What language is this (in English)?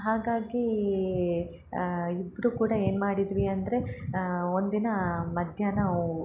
Kannada